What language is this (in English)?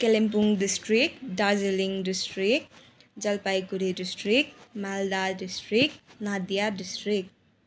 Nepali